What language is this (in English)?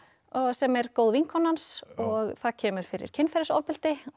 Icelandic